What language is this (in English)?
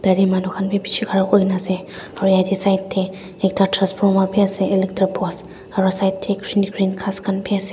Naga Pidgin